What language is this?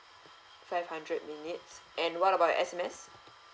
English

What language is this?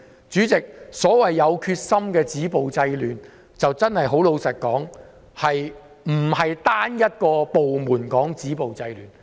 Cantonese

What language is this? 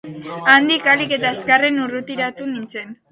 Basque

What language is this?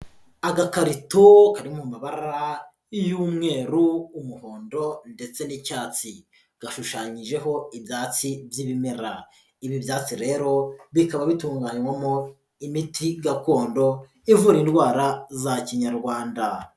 Kinyarwanda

